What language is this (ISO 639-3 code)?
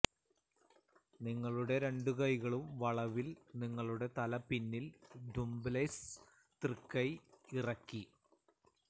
mal